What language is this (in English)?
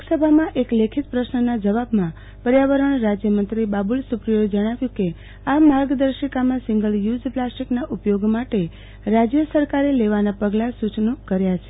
Gujarati